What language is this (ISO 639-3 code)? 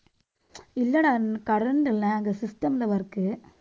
tam